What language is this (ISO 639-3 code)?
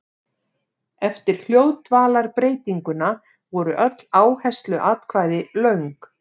isl